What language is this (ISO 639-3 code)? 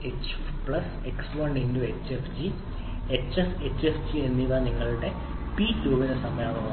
mal